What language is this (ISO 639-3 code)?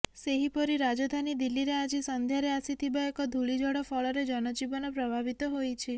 ori